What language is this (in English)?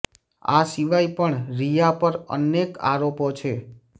Gujarati